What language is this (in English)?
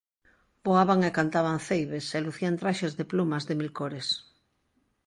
Galician